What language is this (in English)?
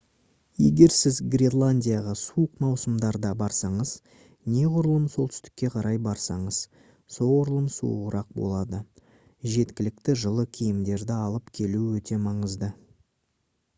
Kazakh